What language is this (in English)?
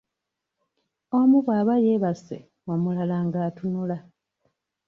Ganda